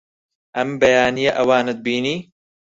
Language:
Central Kurdish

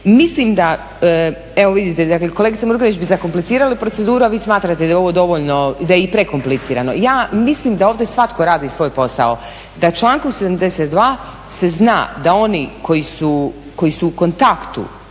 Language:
Croatian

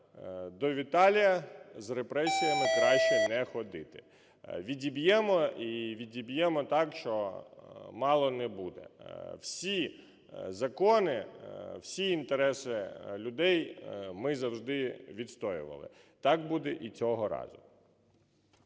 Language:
Ukrainian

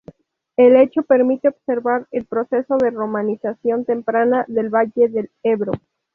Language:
Spanish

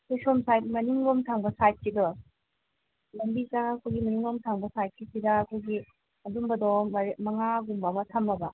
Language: Manipuri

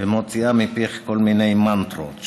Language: Hebrew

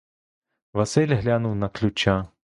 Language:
Ukrainian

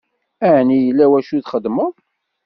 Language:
Kabyle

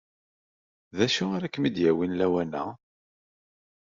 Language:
Kabyle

